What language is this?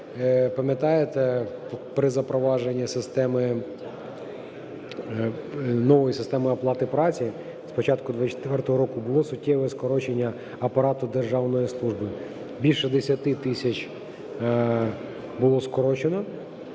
Ukrainian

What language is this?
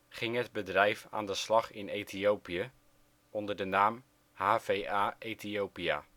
Dutch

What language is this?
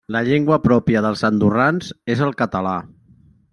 Catalan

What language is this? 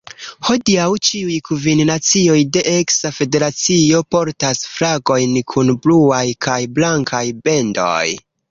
Esperanto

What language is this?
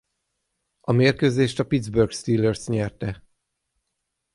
Hungarian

